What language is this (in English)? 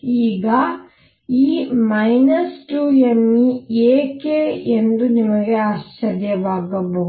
Kannada